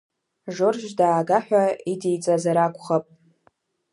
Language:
Abkhazian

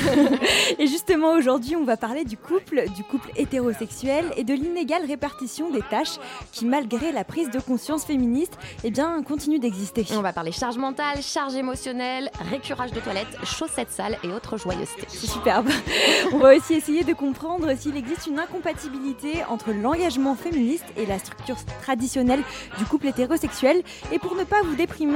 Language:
French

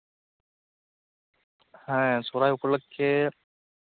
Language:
Santali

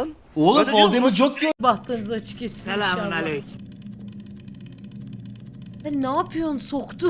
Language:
Turkish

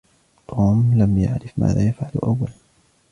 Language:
Arabic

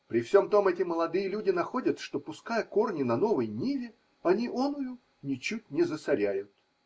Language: Russian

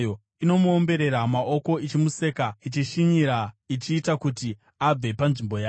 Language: Shona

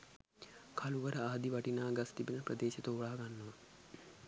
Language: Sinhala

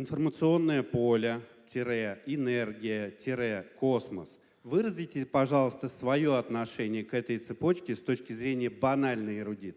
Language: Russian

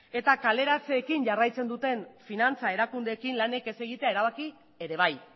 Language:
Basque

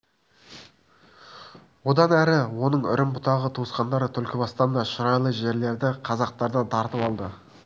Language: Kazakh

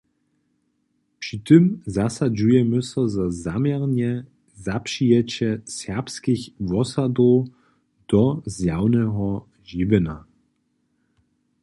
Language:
Upper Sorbian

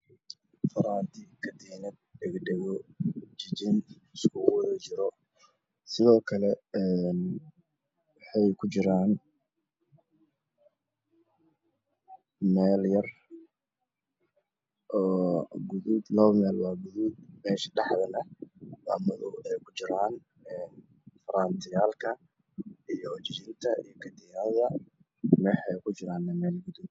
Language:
Somali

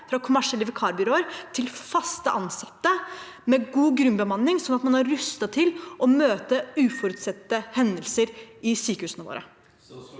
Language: Norwegian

